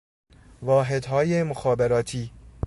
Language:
Persian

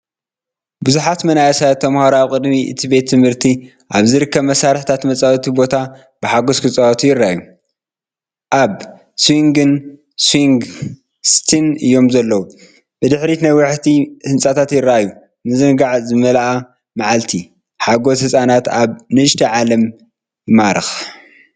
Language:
Tigrinya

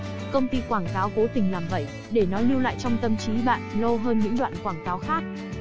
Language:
Vietnamese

